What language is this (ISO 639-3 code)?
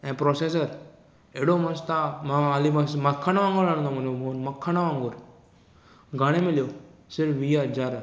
snd